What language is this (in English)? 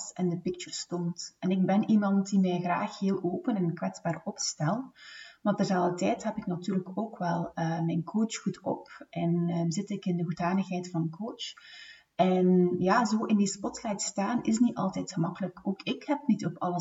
Dutch